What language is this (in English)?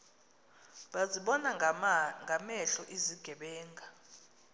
Xhosa